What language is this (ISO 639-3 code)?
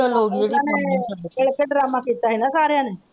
pan